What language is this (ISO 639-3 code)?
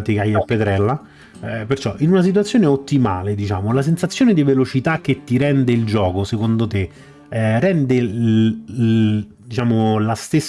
ita